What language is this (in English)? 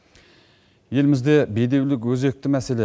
Kazakh